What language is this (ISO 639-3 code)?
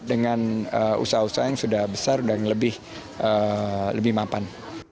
ind